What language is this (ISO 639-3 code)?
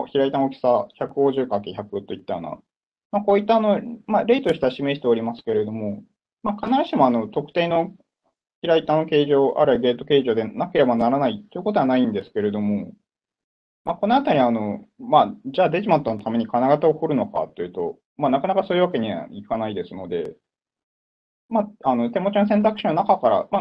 jpn